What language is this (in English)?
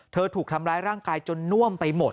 Thai